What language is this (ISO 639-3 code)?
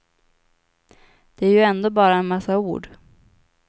swe